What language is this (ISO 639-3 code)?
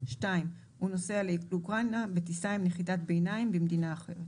heb